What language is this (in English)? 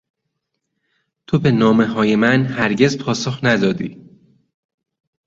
Persian